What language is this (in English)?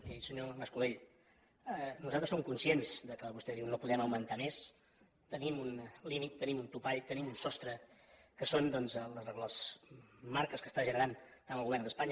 Catalan